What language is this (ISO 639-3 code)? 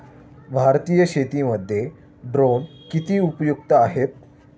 mar